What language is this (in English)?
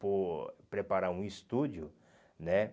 Portuguese